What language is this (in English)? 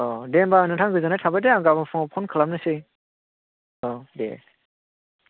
Bodo